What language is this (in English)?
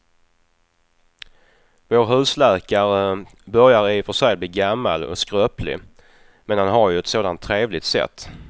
Swedish